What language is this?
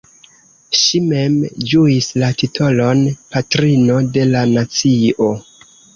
Esperanto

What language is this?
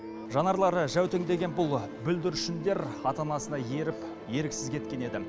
Kazakh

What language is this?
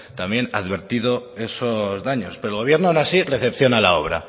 Spanish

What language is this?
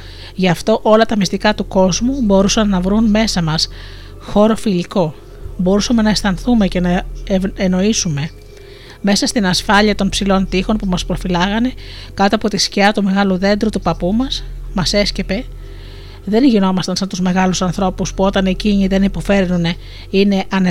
Greek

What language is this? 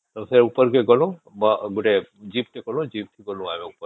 Odia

